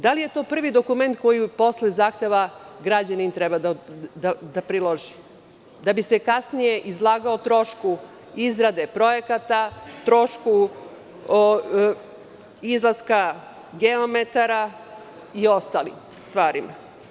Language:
Serbian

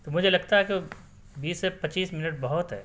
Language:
Urdu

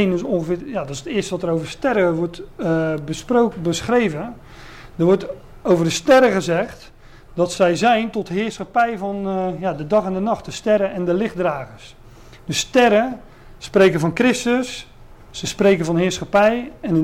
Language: Dutch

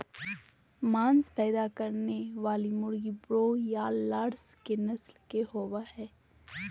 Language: Magahi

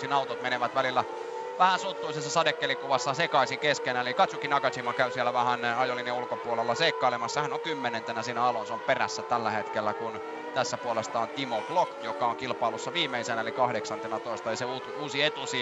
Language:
Finnish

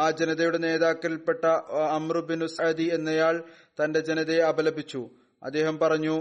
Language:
Malayalam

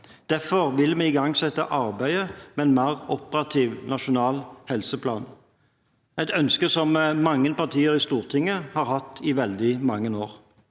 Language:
Norwegian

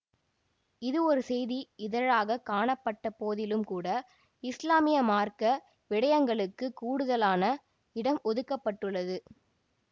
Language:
Tamil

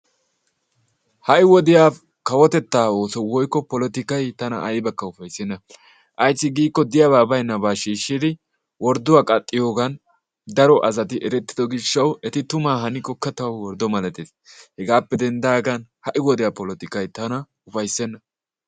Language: Wolaytta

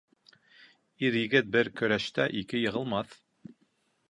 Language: Bashkir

